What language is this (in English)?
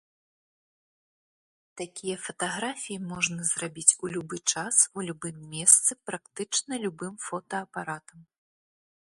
Belarusian